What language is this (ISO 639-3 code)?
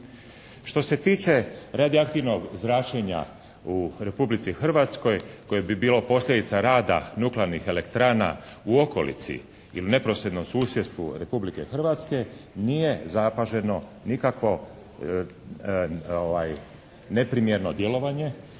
hrv